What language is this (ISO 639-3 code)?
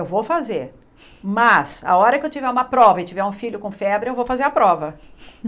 por